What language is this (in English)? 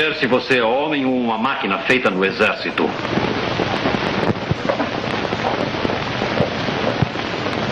Portuguese